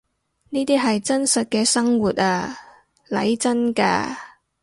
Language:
Cantonese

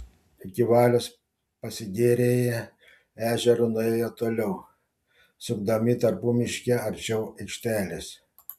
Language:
Lithuanian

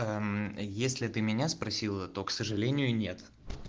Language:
Russian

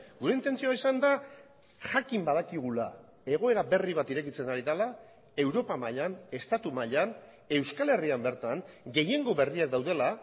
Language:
Basque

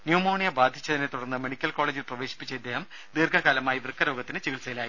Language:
Malayalam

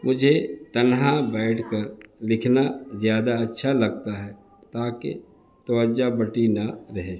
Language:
Urdu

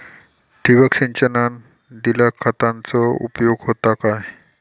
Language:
Marathi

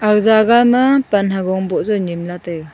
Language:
Wancho Naga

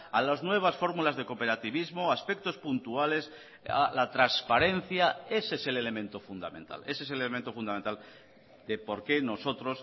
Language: Spanish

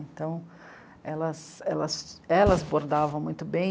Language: Portuguese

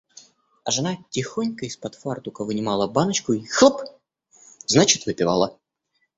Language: Russian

